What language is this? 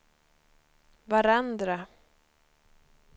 Swedish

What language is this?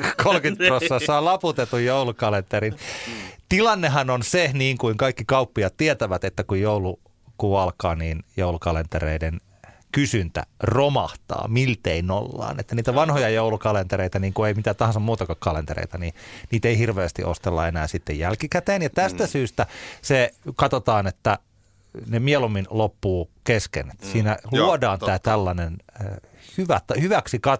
Finnish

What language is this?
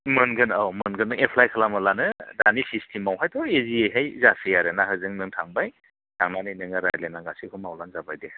Bodo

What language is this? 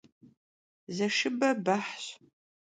Kabardian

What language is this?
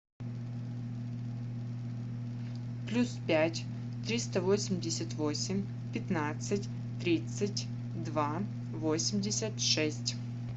Russian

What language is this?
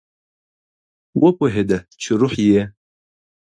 Pashto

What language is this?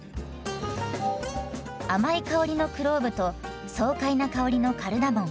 Japanese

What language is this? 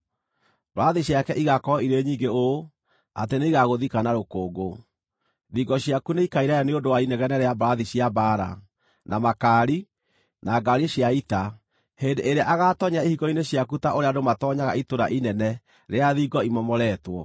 Kikuyu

